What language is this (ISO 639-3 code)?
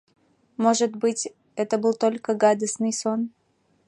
chm